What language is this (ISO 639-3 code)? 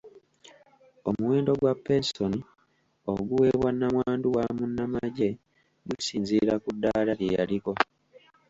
lug